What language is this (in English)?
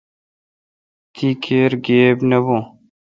Kalkoti